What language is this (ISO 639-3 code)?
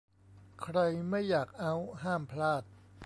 tha